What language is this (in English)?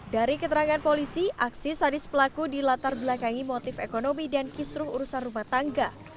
Indonesian